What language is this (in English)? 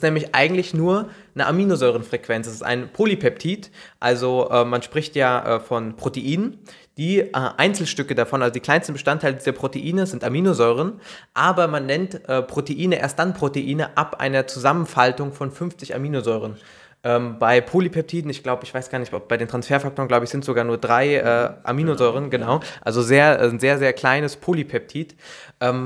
German